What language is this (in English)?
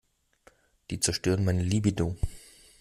German